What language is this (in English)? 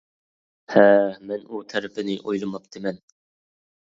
Uyghur